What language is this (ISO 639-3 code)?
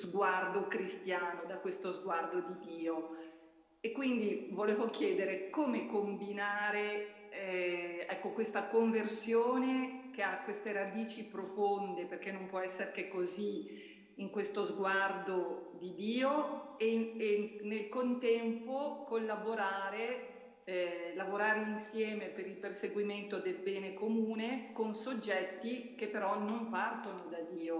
ita